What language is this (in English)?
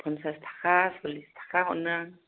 Bodo